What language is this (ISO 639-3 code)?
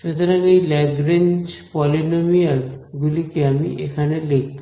ben